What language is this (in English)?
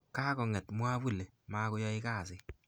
Kalenjin